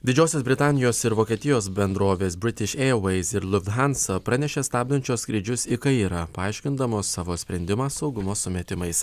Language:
Lithuanian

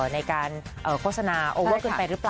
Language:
Thai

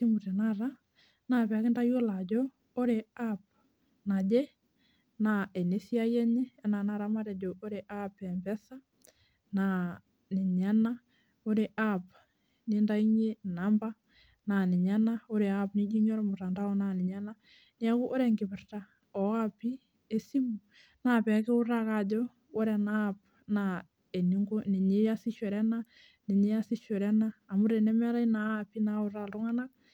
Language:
Masai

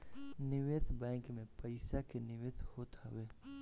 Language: Bhojpuri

